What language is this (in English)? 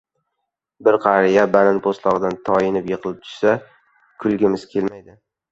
Uzbek